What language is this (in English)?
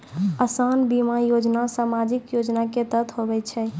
Maithili